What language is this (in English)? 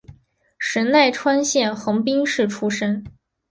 Chinese